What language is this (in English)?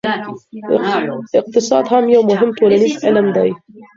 Pashto